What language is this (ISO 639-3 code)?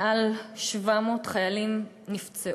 heb